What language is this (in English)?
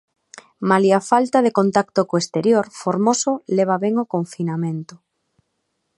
Galician